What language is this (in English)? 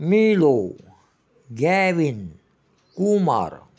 Marathi